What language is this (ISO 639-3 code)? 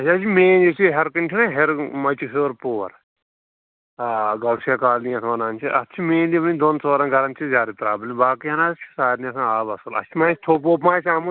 kas